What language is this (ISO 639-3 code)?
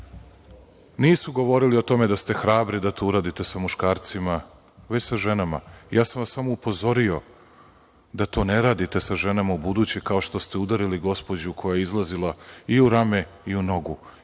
srp